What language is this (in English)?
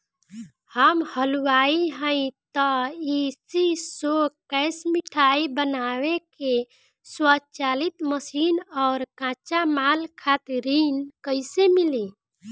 Bhojpuri